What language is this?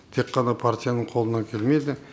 Kazakh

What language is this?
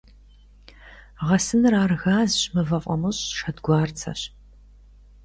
Kabardian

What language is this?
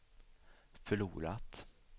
Swedish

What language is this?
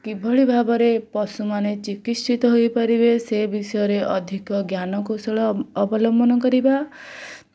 Odia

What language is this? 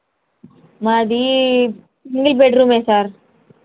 Telugu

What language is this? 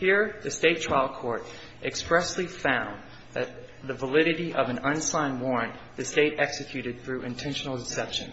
English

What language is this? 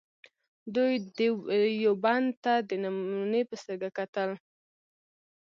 Pashto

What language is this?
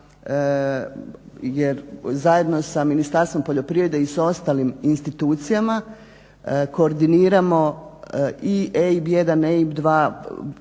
Croatian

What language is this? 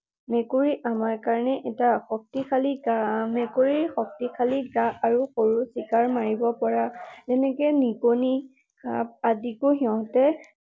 Assamese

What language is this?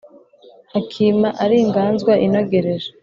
Kinyarwanda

